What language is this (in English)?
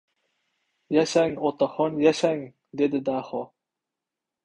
Uzbek